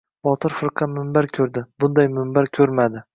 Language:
Uzbek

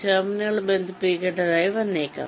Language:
Malayalam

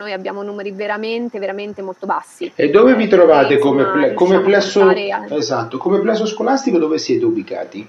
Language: Italian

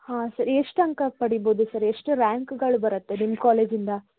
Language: Kannada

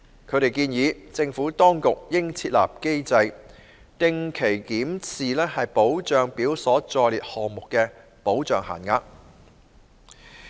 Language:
Cantonese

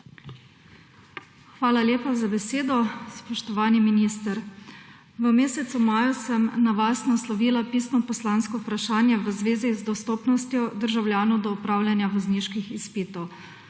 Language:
Slovenian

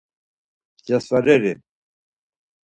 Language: Laz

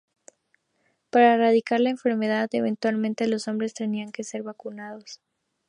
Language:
Spanish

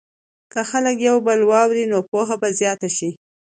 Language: Pashto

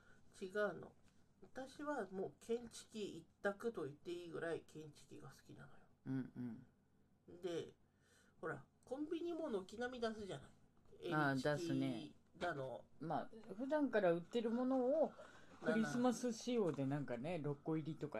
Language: Japanese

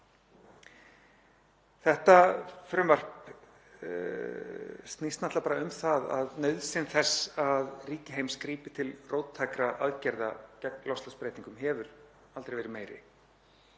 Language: Icelandic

